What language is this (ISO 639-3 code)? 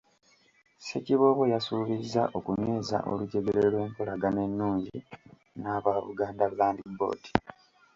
lug